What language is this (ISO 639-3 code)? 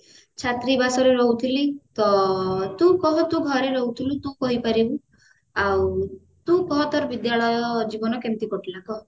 ori